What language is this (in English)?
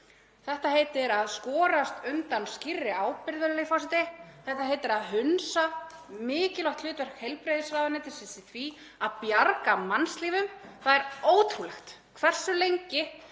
Icelandic